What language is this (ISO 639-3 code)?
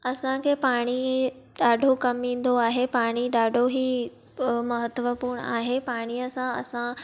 snd